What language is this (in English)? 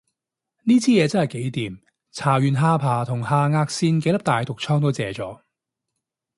Cantonese